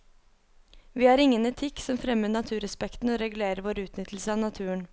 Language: Norwegian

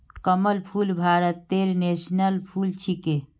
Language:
Magahi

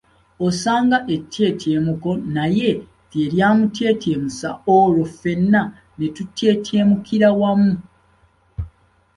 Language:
Ganda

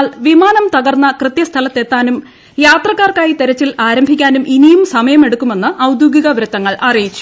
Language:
Malayalam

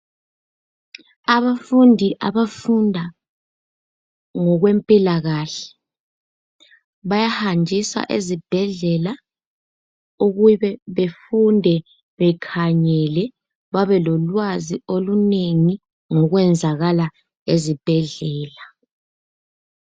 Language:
North Ndebele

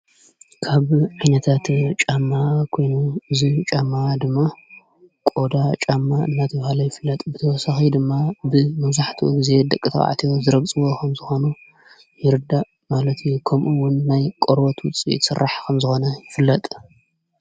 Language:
Tigrinya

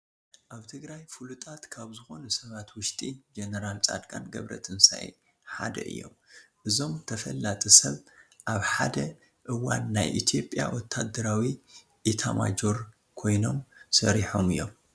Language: Tigrinya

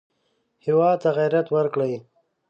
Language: Pashto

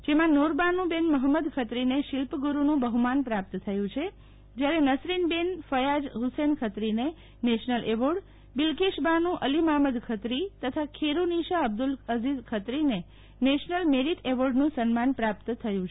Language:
Gujarati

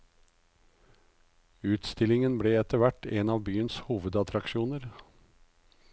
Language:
Norwegian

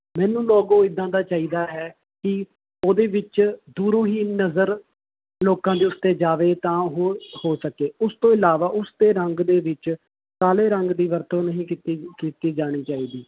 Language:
Punjabi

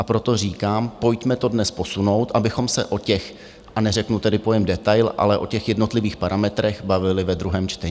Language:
Czech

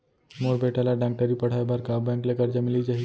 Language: Chhattisgarhi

